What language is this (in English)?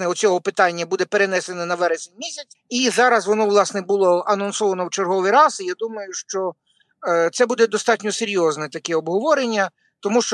Ukrainian